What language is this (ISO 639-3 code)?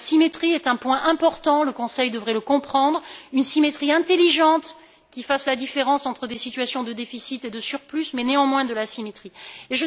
fra